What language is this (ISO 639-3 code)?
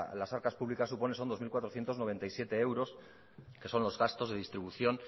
spa